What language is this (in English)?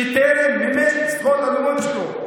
Hebrew